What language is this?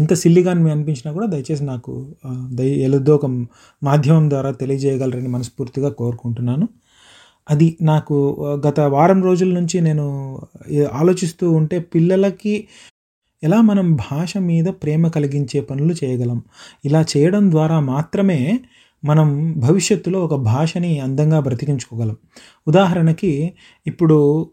Telugu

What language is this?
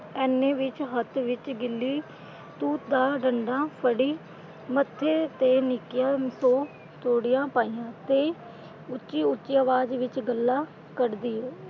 Punjabi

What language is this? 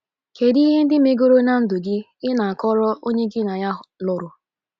Igbo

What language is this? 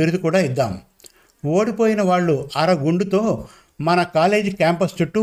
Telugu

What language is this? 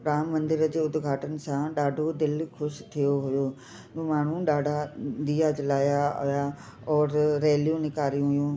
Sindhi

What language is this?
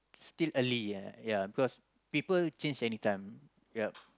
English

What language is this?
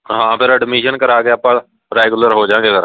Punjabi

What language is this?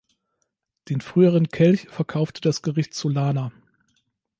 German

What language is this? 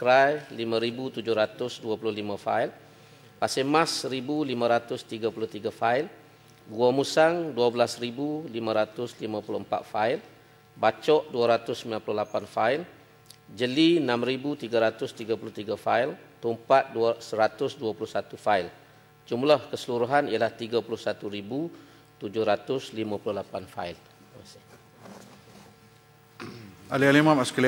Malay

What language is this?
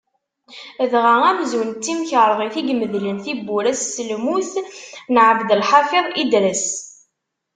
Kabyle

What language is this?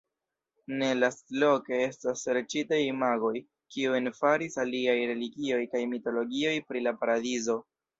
Esperanto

